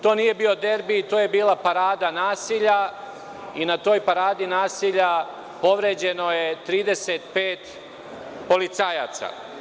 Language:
Serbian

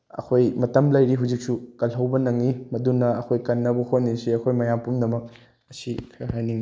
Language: Manipuri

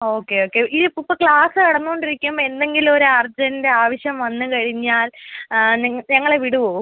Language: Malayalam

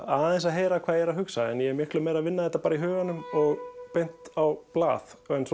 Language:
Icelandic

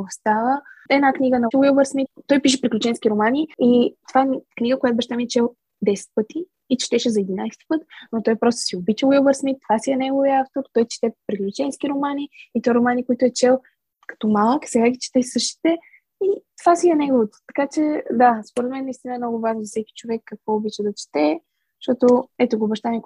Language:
Bulgarian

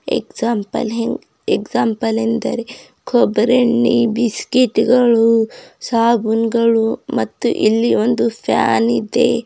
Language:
Kannada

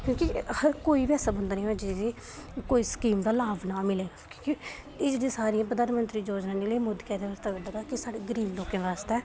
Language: Dogri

